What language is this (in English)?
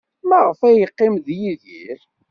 Kabyle